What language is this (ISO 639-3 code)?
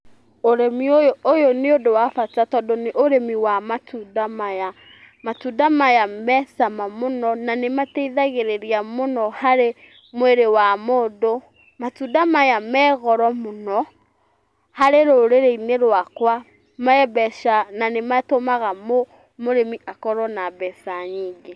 kik